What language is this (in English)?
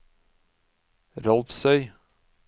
Norwegian